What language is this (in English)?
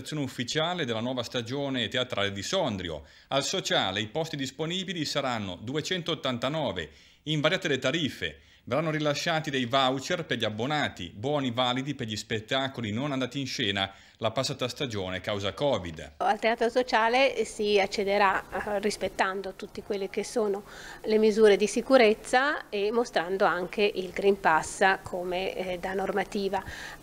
Italian